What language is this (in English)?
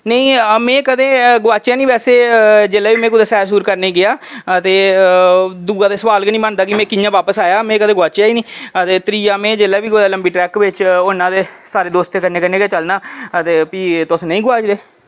Dogri